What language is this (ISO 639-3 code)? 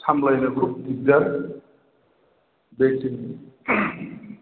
brx